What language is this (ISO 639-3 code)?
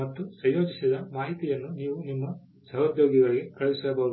kan